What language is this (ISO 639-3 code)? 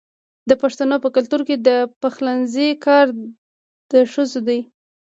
pus